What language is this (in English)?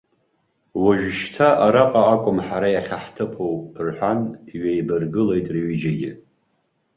Abkhazian